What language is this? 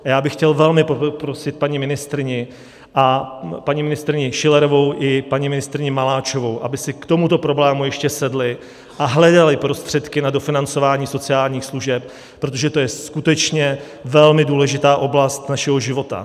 Czech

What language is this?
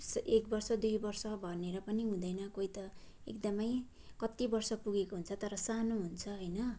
Nepali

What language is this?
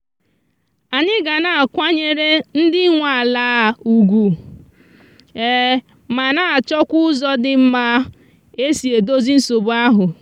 Igbo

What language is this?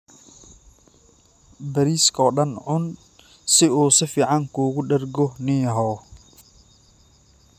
Somali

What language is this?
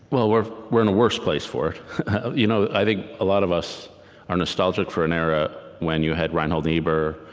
English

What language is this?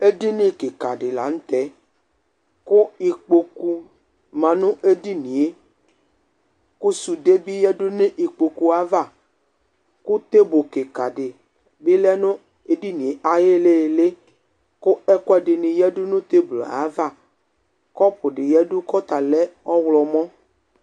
Ikposo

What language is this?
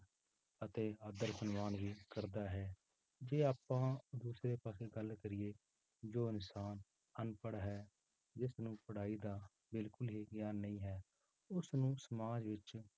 Punjabi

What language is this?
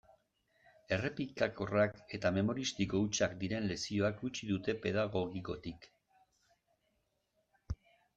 Basque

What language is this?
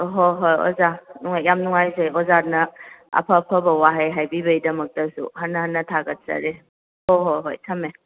Manipuri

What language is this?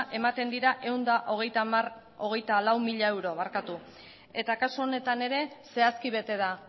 Basque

